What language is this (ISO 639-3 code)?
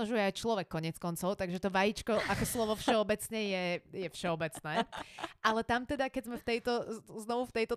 slk